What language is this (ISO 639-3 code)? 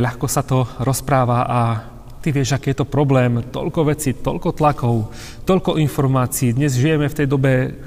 slk